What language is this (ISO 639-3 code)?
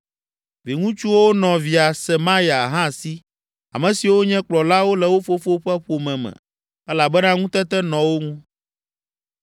ewe